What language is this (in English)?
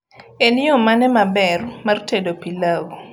Luo (Kenya and Tanzania)